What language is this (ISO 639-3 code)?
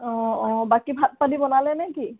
asm